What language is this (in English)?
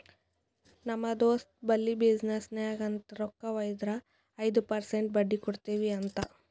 Kannada